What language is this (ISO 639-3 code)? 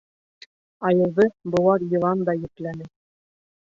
bak